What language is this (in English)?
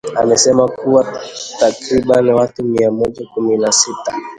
Swahili